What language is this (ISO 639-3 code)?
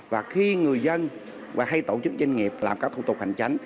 vie